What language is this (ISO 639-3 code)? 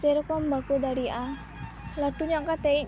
sat